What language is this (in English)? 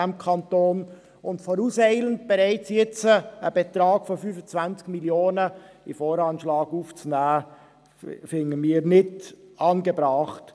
Swiss German